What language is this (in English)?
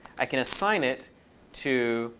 English